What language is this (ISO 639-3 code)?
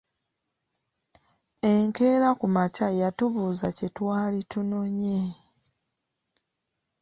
lug